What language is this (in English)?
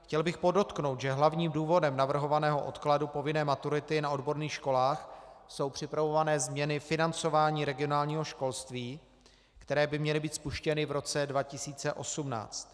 Czech